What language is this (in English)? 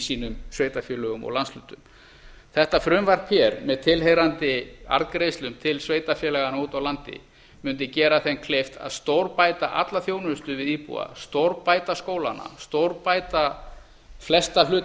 Icelandic